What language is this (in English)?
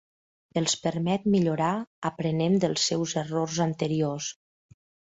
Catalan